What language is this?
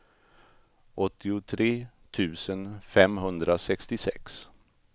Swedish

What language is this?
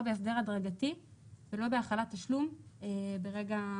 Hebrew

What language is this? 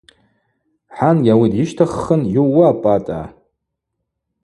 Abaza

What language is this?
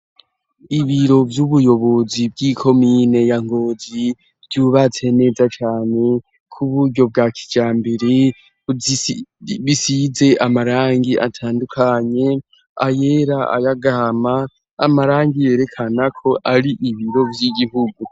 Rundi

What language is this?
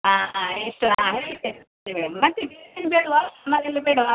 Kannada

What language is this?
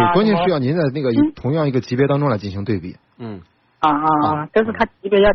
Chinese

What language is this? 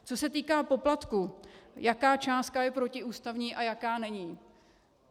Czech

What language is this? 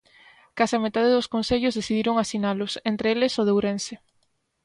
Galician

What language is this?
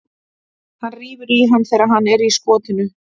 Icelandic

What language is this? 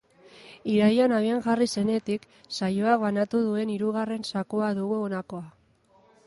Basque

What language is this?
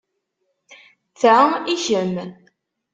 Kabyle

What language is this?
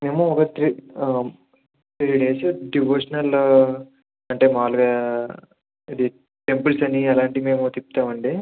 Telugu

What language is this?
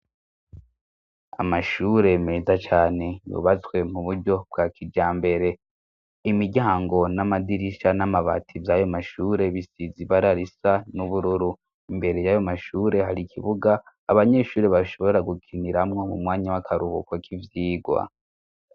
Rundi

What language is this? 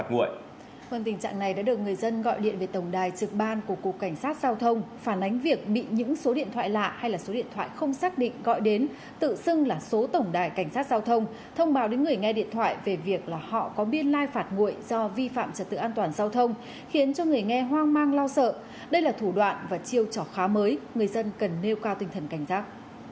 Vietnamese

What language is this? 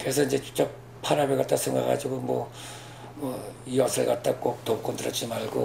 Korean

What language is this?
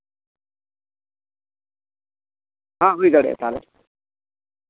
Santali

